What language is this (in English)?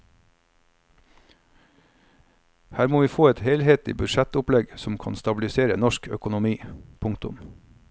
Norwegian